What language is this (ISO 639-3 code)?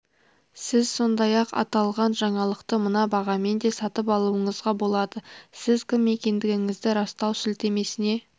kaz